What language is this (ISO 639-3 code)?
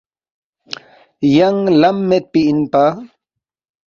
bft